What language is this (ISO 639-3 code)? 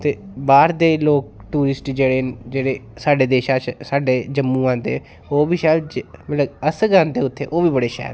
doi